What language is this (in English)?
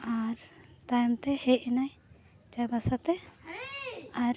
Santali